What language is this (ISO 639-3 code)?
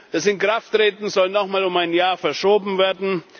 deu